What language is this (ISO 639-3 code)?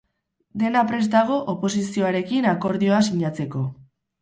eus